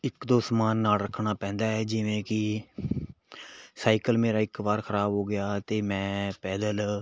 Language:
Punjabi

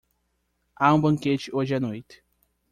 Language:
Portuguese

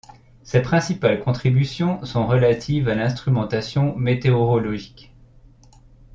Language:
French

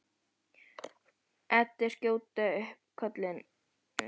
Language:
Icelandic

